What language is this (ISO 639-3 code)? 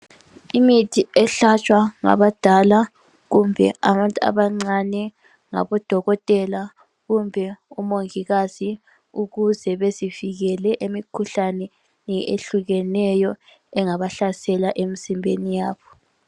nde